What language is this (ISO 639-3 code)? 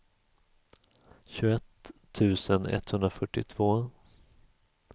swe